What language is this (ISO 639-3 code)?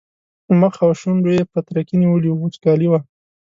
pus